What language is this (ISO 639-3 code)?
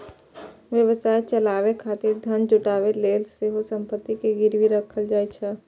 mai